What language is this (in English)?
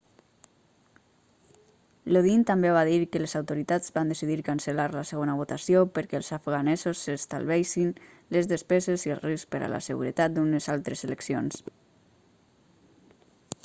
Catalan